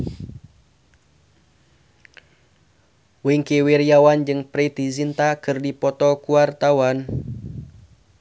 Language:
Sundanese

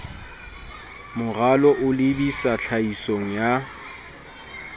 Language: Southern Sotho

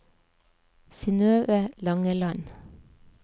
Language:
Norwegian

